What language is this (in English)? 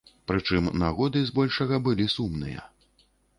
Belarusian